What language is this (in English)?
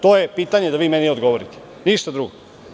Serbian